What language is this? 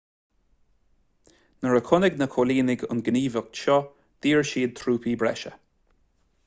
Irish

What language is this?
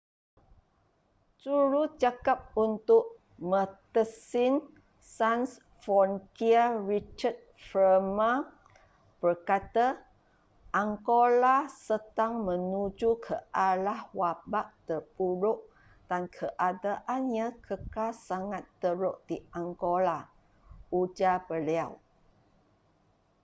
Malay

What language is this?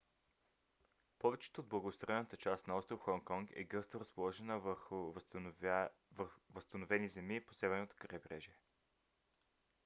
Bulgarian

